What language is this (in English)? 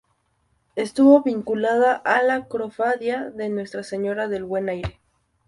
Spanish